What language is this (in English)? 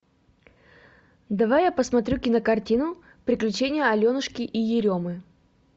Russian